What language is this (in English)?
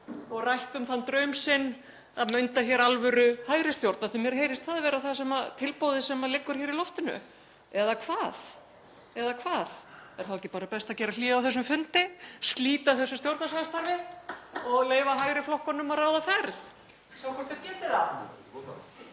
Icelandic